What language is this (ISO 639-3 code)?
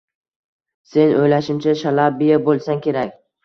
uzb